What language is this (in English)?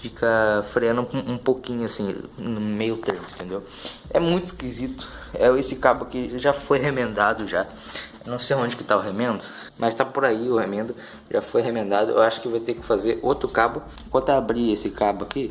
Portuguese